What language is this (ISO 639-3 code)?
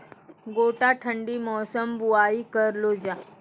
mai